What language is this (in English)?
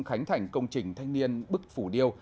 Vietnamese